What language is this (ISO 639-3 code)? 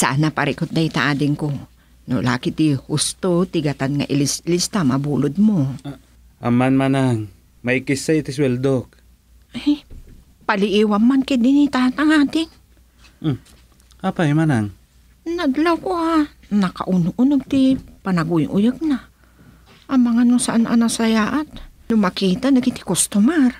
fil